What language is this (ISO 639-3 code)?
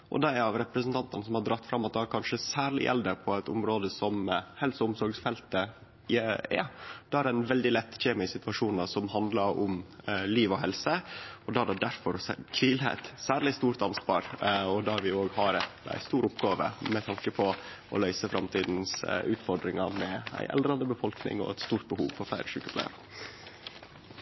nno